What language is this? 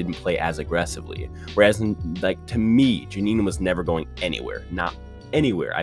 English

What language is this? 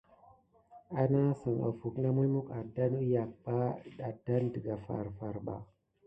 Gidar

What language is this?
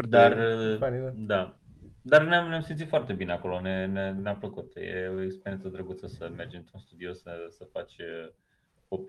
Romanian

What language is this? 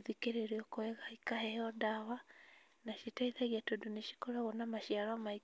Kikuyu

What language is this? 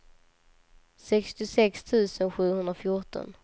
Swedish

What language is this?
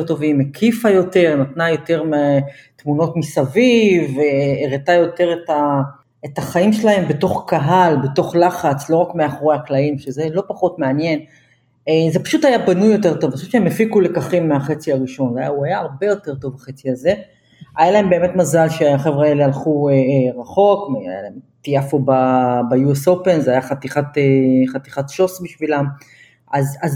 Hebrew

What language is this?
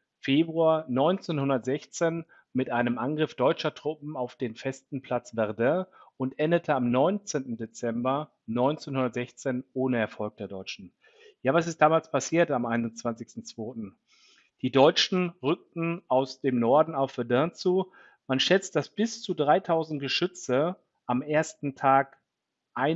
German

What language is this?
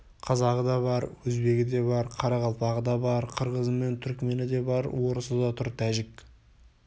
Kazakh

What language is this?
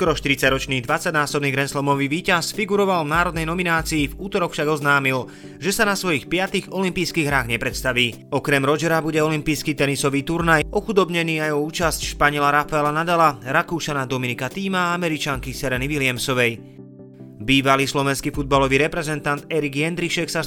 Slovak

